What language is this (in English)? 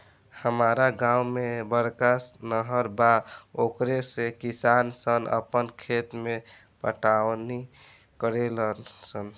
Bhojpuri